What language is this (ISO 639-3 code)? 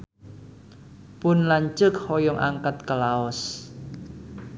sun